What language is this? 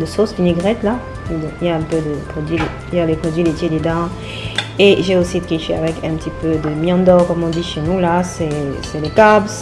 French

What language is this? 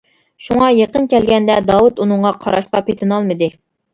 Uyghur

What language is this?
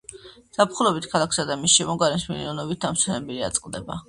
Georgian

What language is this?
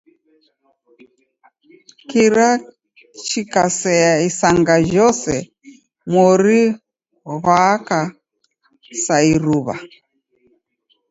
Taita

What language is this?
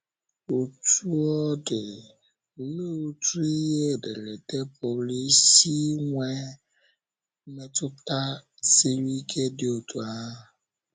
Igbo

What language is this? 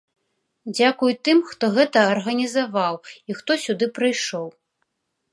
Belarusian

